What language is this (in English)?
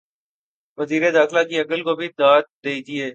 Urdu